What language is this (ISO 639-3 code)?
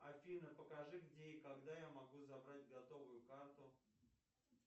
rus